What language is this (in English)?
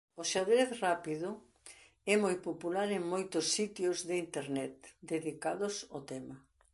Galician